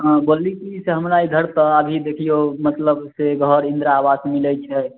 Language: Maithili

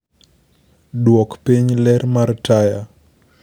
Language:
Luo (Kenya and Tanzania)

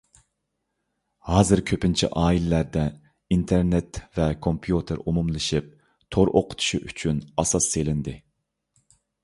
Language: Uyghur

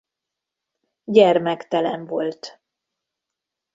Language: Hungarian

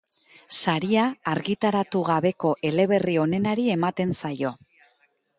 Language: Basque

